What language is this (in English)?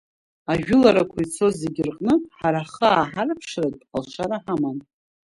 Abkhazian